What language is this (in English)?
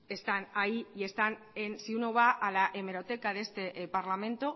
Spanish